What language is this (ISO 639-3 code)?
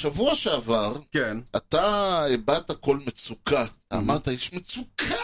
heb